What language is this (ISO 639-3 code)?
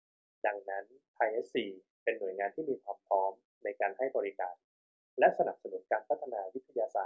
tha